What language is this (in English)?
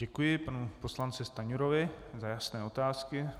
Czech